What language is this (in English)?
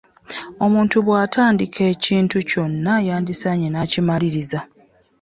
Ganda